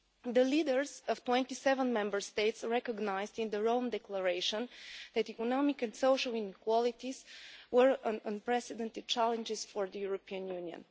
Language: English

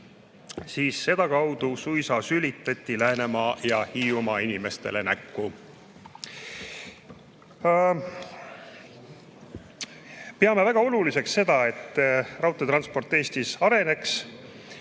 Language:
Estonian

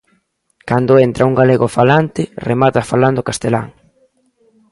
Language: Galician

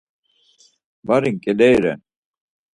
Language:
Laz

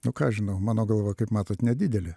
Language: Lithuanian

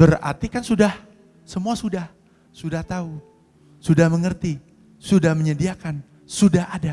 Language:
Indonesian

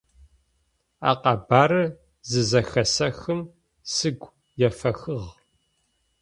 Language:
Adyghe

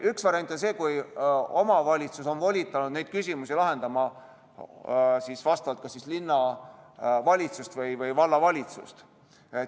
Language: Estonian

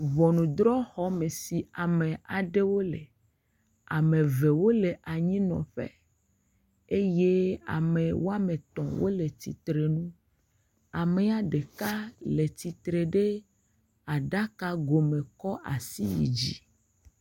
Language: Ewe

